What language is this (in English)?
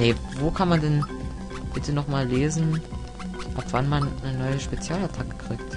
German